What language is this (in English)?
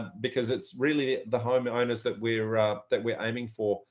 English